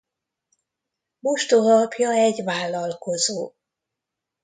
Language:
Hungarian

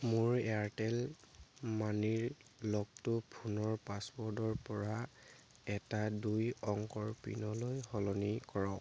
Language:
Assamese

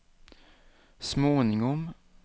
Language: Swedish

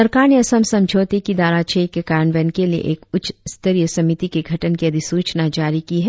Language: Hindi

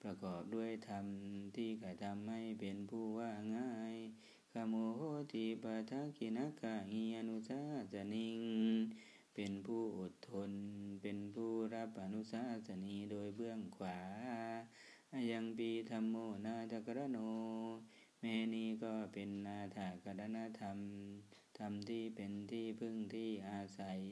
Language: Thai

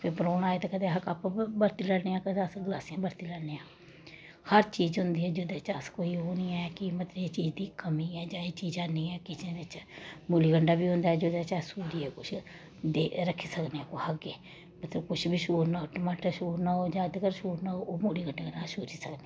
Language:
Dogri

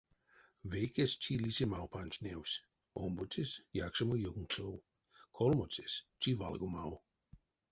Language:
Erzya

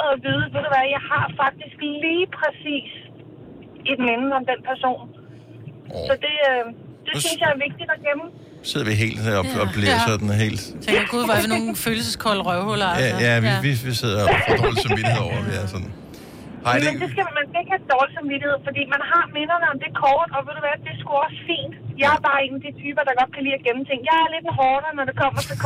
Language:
Danish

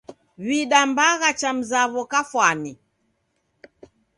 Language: Taita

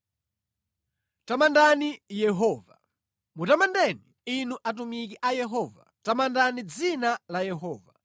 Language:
Nyanja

